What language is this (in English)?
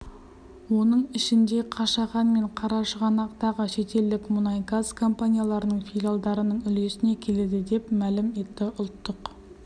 Kazakh